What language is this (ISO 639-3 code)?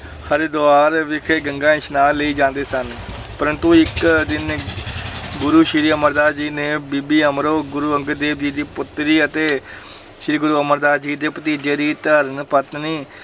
pan